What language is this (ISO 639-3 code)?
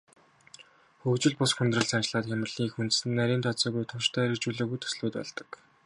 mon